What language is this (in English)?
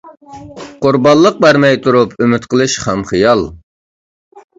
Uyghur